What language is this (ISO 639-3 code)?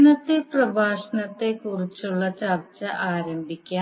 mal